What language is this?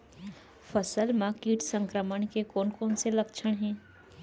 Chhattisgarhi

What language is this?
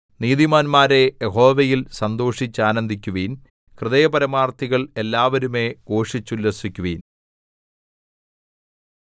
Malayalam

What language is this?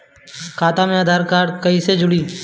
Bhojpuri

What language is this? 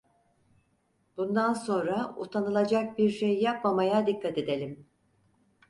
Turkish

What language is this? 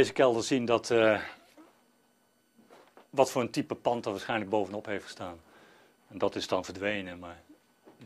Dutch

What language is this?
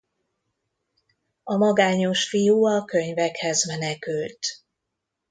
Hungarian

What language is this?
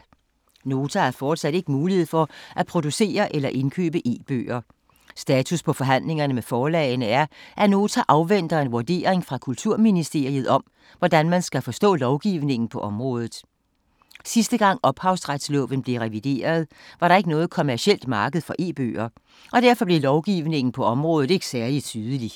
Danish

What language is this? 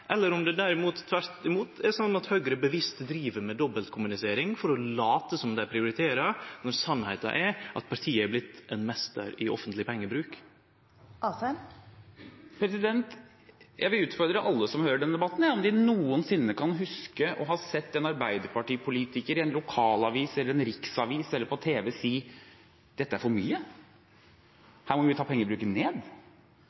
Norwegian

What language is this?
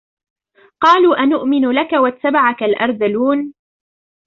Arabic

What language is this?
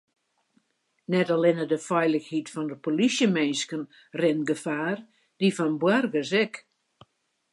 Western Frisian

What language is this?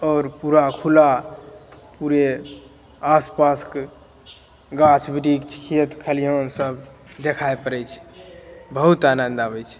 Maithili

